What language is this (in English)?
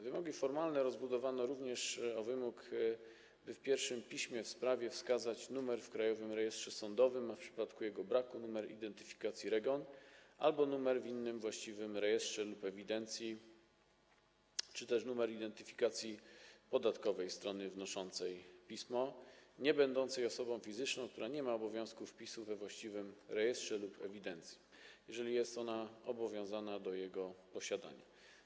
Polish